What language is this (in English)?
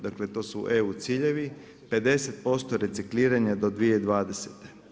Croatian